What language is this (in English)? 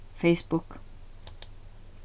Faroese